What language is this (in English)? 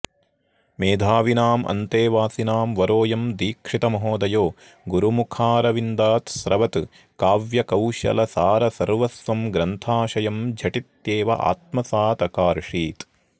Sanskrit